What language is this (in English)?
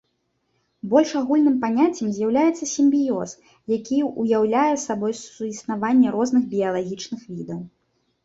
Belarusian